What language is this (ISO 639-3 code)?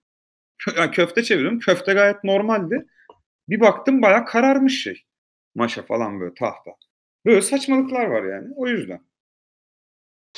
tur